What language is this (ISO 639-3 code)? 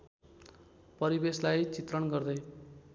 nep